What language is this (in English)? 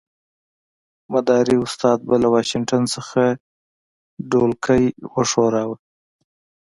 Pashto